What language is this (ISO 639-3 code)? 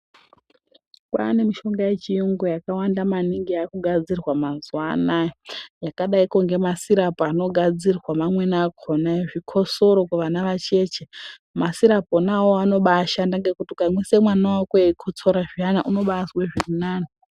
ndc